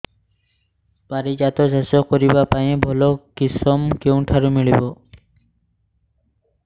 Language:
Odia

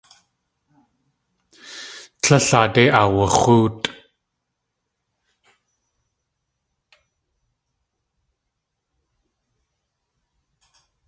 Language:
Tlingit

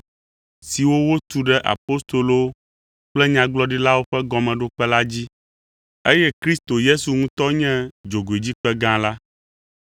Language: Ewe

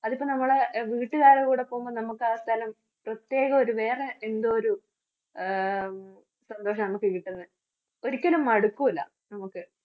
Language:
Malayalam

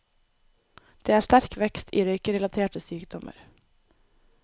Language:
Norwegian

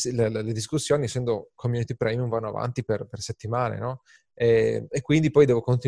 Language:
Italian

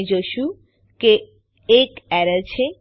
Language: Gujarati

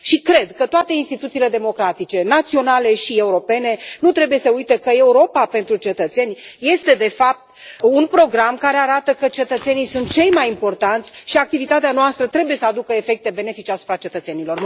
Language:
Romanian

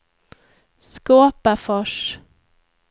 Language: Swedish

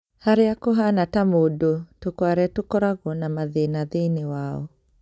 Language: Kikuyu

